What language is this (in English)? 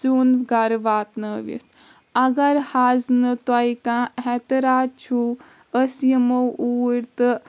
Kashmiri